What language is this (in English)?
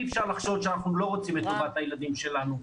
Hebrew